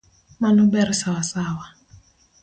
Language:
Luo (Kenya and Tanzania)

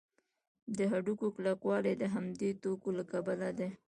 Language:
Pashto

